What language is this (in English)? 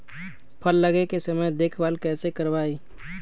Magahi